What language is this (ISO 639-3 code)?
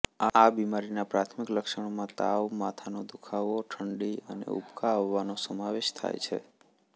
guj